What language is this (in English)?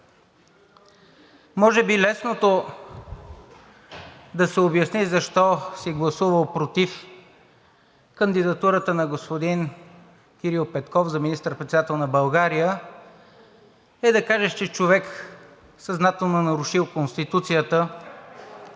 Bulgarian